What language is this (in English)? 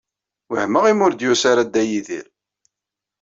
Kabyle